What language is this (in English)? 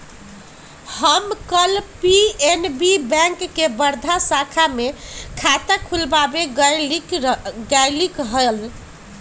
Magahi